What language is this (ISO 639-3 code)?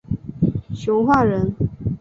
zho